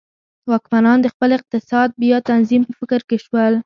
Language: Pashto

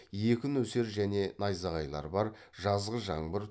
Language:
Kazakh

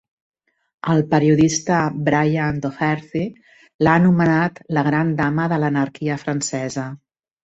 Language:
Catalan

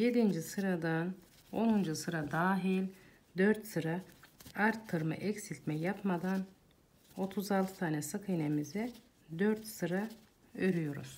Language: Turkish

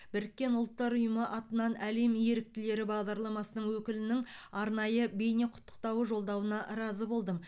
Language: Kazakh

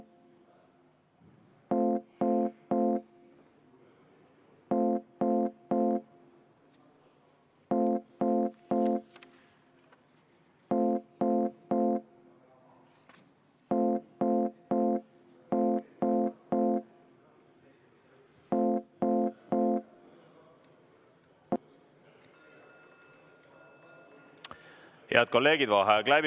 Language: Estonian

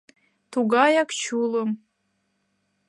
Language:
Mari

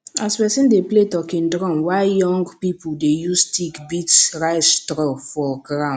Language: Nigerian Pidgin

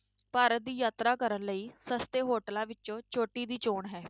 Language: Punjabi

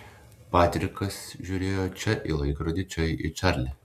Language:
Lithuanian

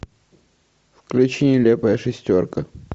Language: Russian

